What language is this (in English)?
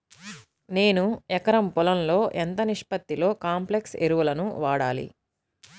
Telugu